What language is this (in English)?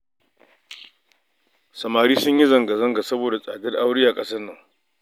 Hausa